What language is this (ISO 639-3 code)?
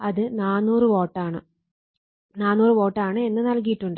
mal